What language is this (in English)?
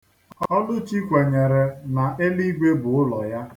Igbo